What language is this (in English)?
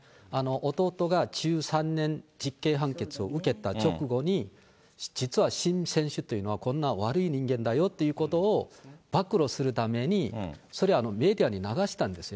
Japanese